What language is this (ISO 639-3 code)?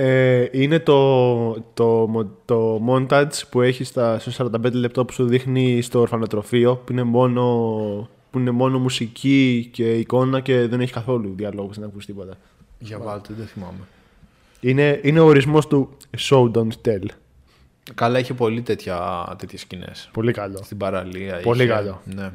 ell